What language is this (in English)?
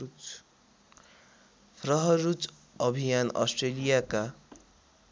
Nepali